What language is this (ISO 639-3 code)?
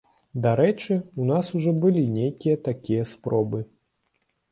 bel